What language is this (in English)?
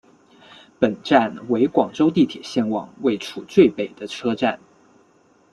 Chinese